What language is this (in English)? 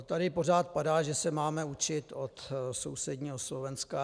Czech